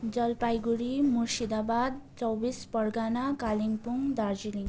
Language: Nepali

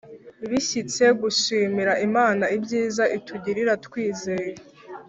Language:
Kinyarwanda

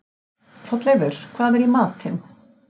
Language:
Icelandic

